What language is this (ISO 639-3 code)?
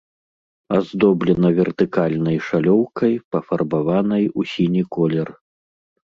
bel